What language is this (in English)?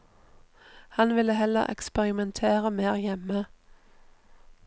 Norwegian